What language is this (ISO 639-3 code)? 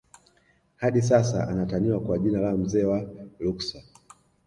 swa